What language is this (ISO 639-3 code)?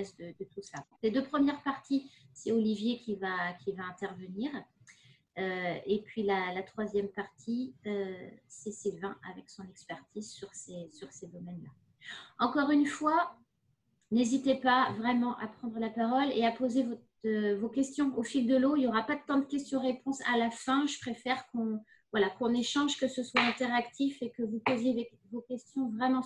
fra